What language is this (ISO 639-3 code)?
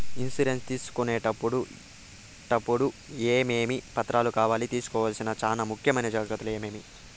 tel